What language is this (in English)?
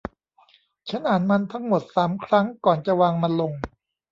Thai